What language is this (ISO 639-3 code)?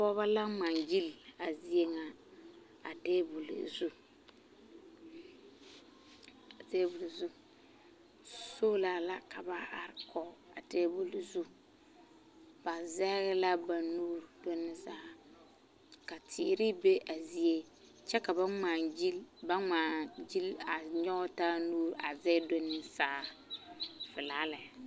dga